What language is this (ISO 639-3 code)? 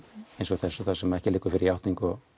isl